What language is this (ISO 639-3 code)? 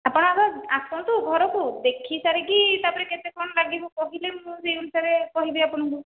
ori